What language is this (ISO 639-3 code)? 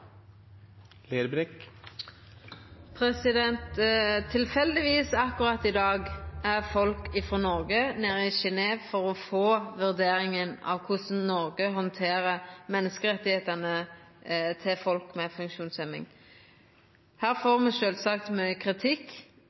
nno